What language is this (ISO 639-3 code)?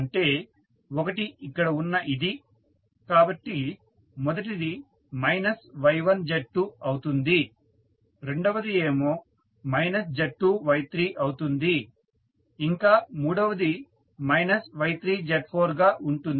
tel